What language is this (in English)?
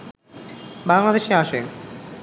Bangla